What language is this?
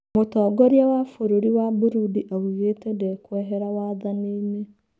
Kikuyu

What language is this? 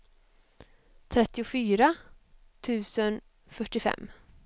Swedish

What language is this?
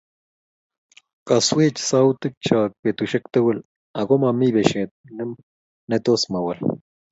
Kalenjin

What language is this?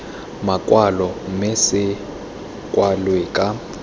Tswana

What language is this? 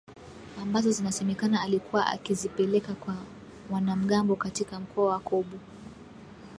Swahili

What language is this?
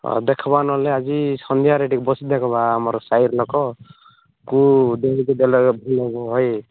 Odia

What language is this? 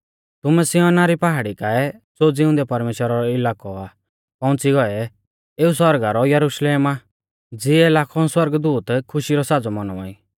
Mahasu Pahari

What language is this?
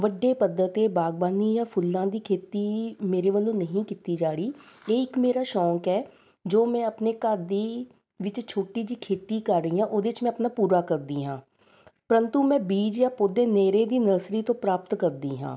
Punjabi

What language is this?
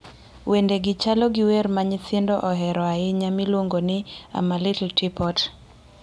Luo (Kenya and Tanzania)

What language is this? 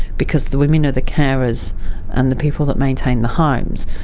English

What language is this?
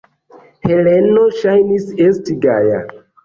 Esperanto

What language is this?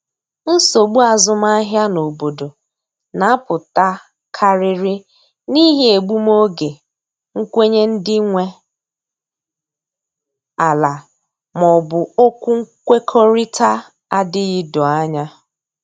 Igbo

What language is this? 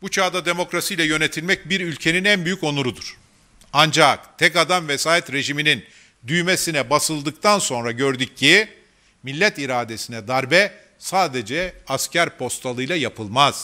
Turkish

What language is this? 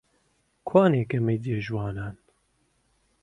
Central Kurdish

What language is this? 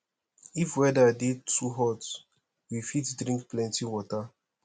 Nigerian Pidgin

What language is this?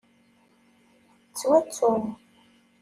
Kabyle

